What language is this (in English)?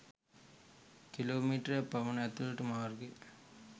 Sinhala